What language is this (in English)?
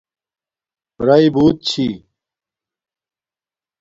Domaaki